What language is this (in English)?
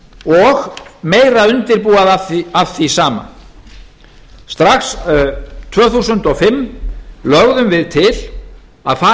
Icelandic